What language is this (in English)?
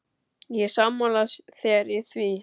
Icelandic